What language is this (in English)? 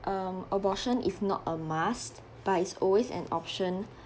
English